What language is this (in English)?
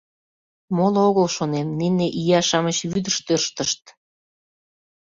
Mari